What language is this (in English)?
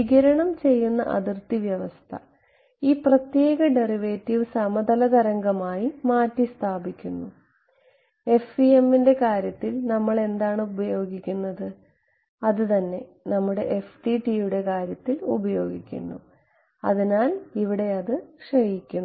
Malayalam